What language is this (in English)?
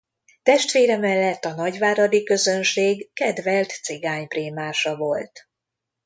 Hungarian